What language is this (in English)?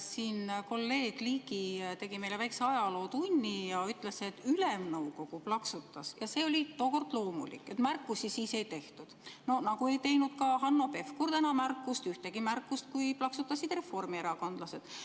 Estonian